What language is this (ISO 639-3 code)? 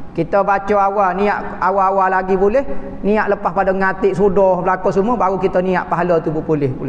msa